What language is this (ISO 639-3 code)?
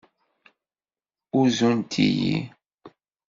kab